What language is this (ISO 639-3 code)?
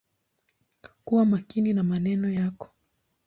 swa